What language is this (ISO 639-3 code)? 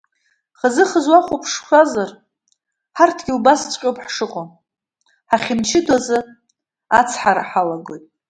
abk